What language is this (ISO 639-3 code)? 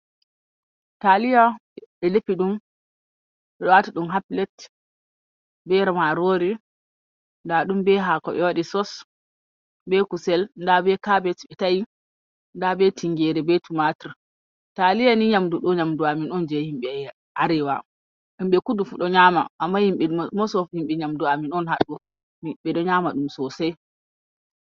ful